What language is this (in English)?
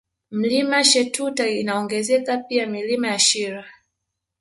Swahili